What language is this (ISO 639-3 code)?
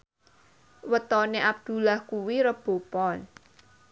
jav